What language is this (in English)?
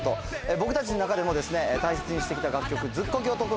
Japanese